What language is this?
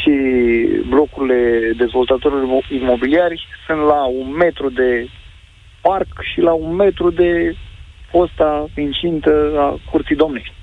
Romanian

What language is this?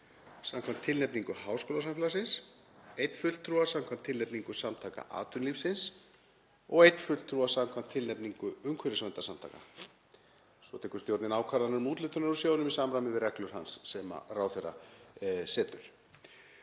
Icelandic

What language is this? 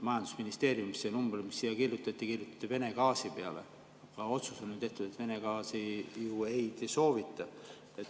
Estonian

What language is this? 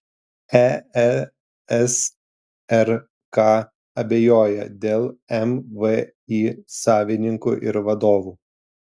Lithuanian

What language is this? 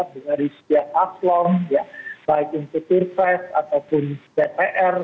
Indonesian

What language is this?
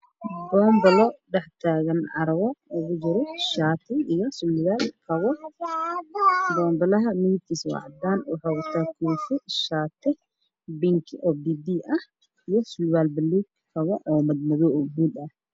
Somali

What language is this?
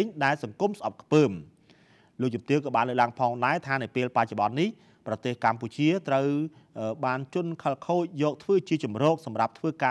Thai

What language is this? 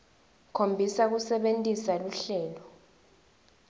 Swati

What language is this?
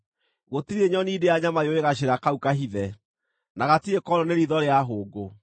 Kikuyu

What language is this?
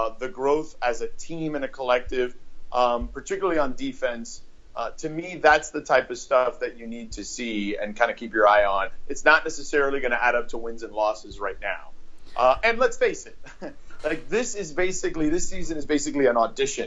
English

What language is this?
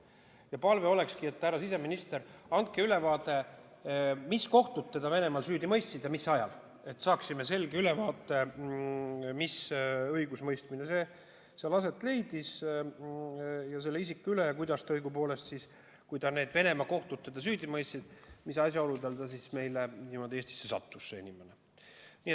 Estonian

